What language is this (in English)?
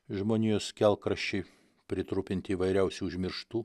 Lithuanian